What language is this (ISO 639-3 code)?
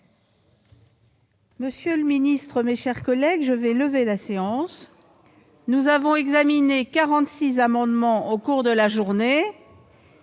fra